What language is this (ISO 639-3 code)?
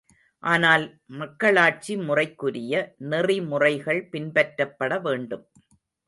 tam